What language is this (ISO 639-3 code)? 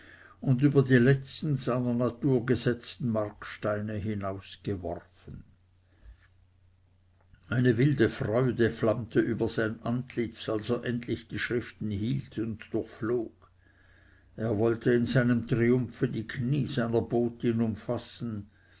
deu